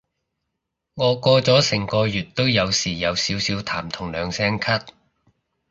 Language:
Cantonese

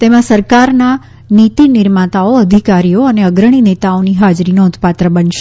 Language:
Gujarati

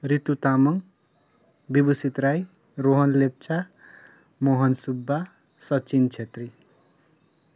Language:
Nepali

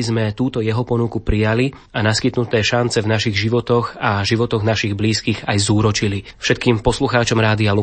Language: Slovak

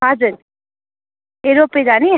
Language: Nepali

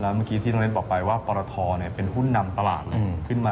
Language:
Thai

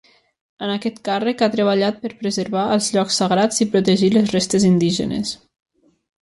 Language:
Catalan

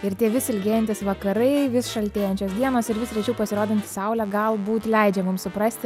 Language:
Lithuanian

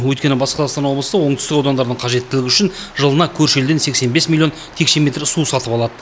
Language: Kazakh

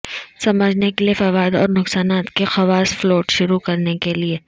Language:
Urdu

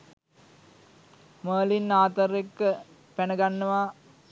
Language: Sinhala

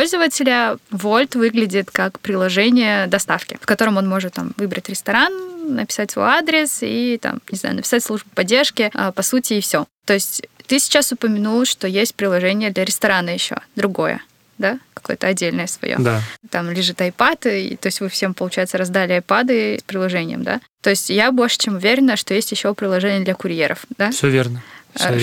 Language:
Russian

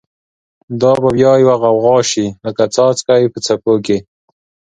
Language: Pashto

